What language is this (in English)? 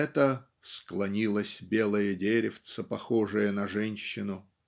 Russian